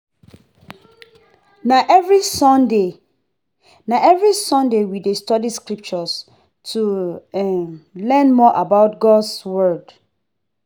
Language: Nigerian Pidgin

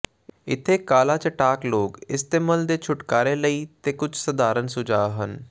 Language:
Punjabi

